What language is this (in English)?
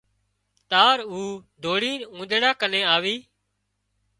Wadiyara Koli